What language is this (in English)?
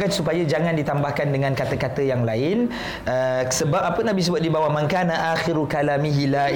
Malay